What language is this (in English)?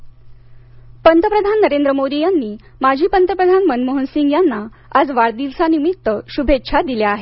Marathi